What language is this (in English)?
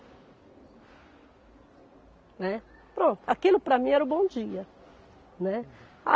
Portuguese